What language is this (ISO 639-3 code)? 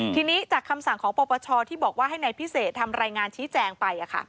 tha